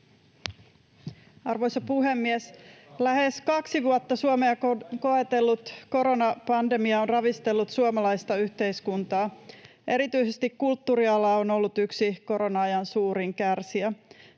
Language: Finnish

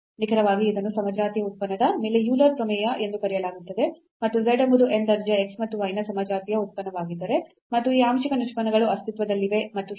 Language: Kannada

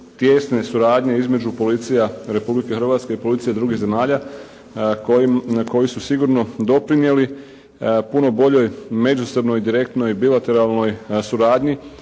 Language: Croatian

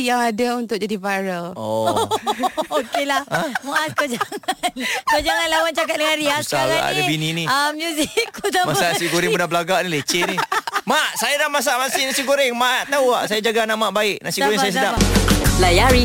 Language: Malay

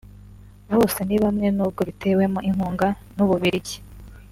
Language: Kinyarwanda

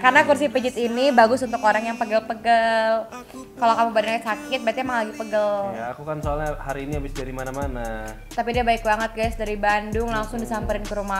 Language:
Indonesian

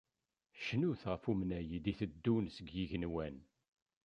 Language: Kabyle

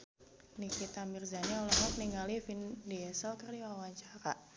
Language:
Sundanese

